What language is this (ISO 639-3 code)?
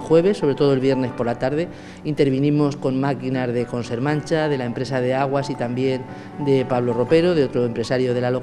spa